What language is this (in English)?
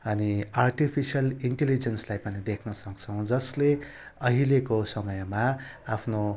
Nepali